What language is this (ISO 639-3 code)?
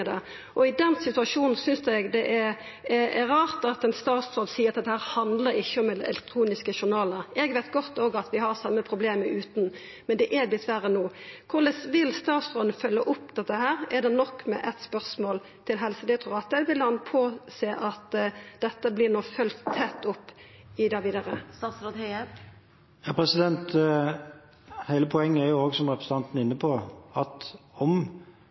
nor